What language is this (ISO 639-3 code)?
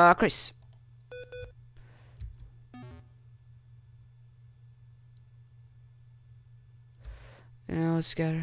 eng